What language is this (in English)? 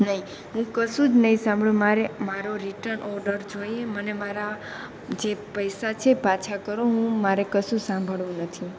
Gujarati